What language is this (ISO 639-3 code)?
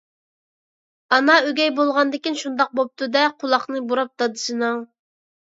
uig